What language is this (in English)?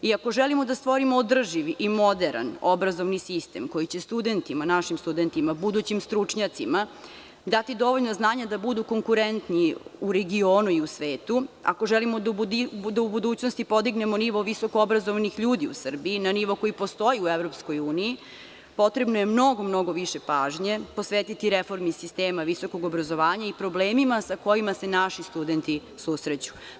Serbian